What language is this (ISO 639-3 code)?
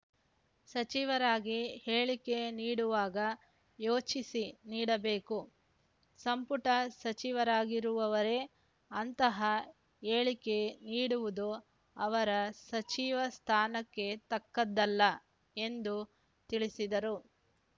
kan